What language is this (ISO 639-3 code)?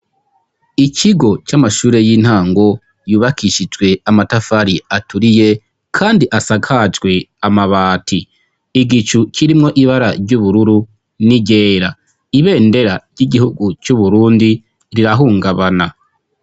run